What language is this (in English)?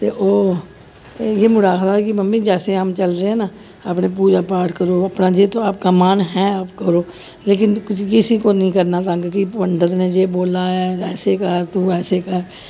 Dogri